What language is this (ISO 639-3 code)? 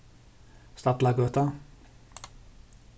fao